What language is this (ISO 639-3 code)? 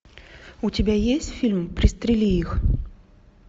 rus